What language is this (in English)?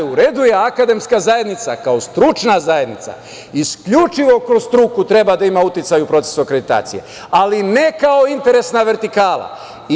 Serbian